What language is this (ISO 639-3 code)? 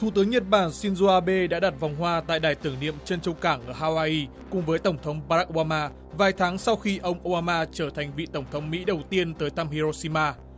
vie